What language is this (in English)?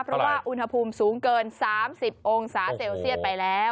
Thai